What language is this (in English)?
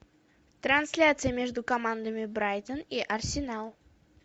Russian